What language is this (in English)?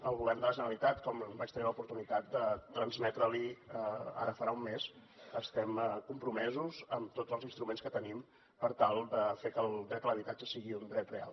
Catalan